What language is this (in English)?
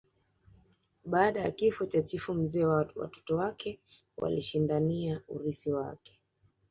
Swahili